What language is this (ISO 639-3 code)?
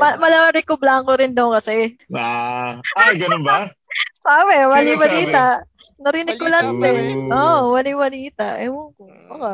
fil